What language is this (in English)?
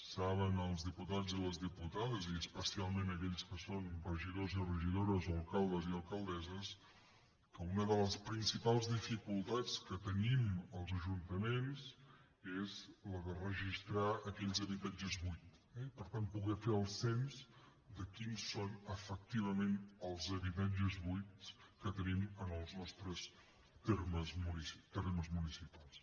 Catalan